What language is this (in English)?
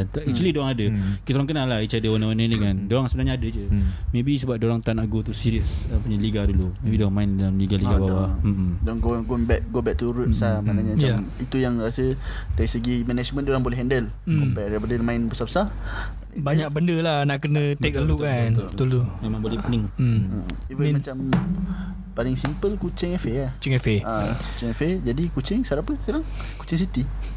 Malay